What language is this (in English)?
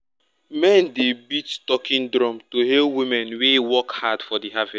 Nigerian Pidgin